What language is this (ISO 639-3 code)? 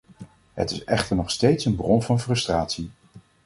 nld